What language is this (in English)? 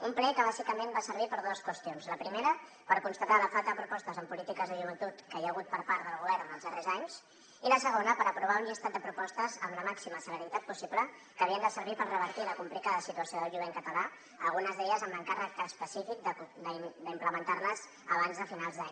Catalan